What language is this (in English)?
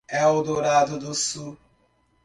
Portuguese